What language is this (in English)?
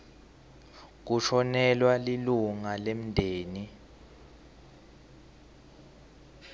Swati